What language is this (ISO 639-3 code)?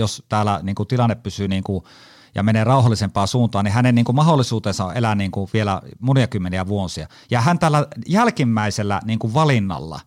fin